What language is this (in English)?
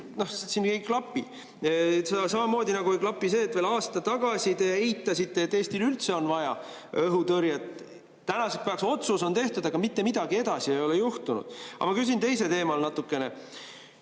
Estonian